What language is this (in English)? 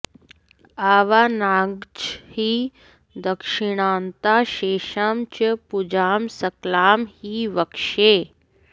Sanskrit